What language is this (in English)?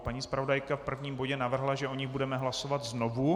Czech